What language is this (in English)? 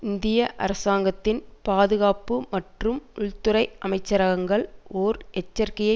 Tamil